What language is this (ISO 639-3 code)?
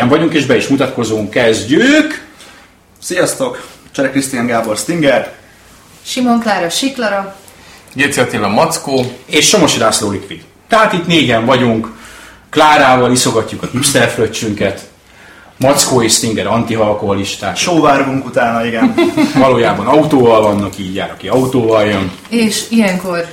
hun